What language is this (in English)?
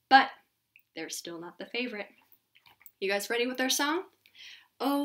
English